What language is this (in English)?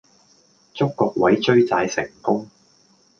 Cantonese